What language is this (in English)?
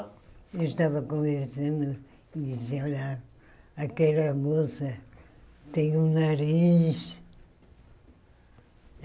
Portuguese